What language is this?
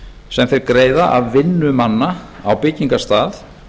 Icelandic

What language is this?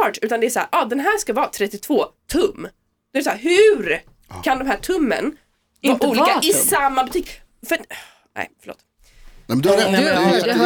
Swedish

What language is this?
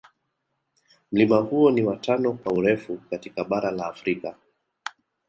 Swahili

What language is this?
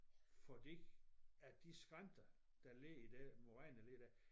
Danish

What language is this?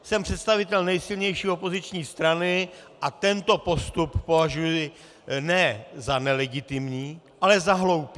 Czech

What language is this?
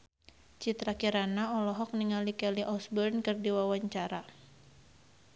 Sundanese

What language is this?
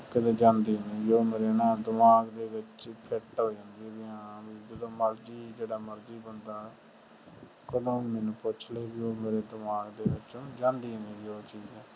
Punjabi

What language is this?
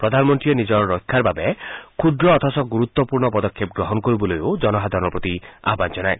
Assamese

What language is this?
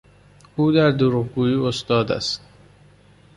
Persian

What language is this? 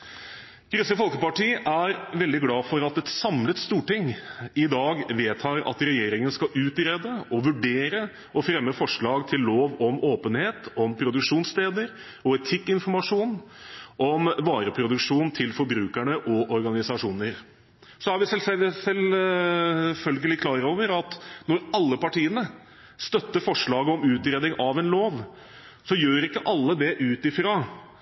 Norwegian Bokmål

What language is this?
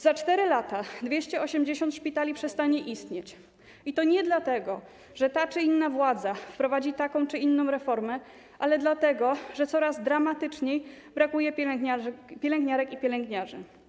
Polish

